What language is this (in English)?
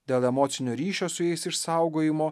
Lithuanian